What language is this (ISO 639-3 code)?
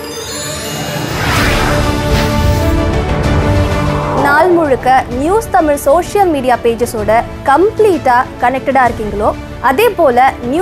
ron